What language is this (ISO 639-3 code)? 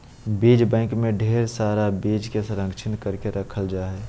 mag